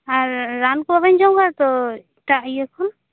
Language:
Santali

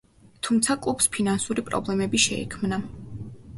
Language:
Georgian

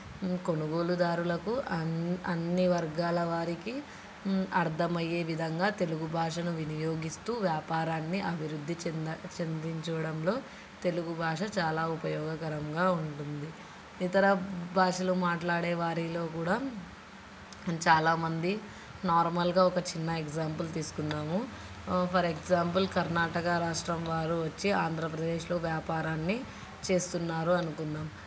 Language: Telugu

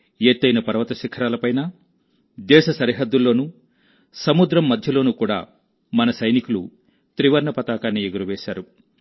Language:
Telugu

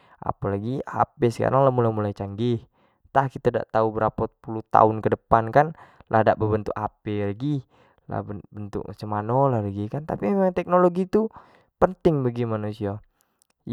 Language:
Jambi Malay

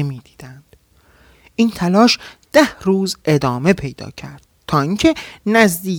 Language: Persian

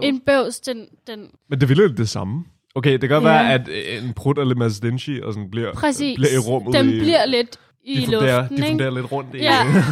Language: Danish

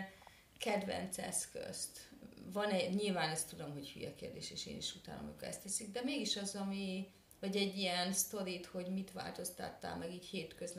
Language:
Hungarian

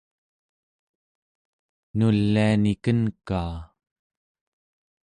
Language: Central Yupik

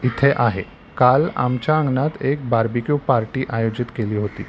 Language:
Marathi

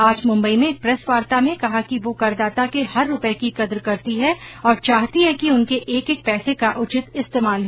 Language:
Hindi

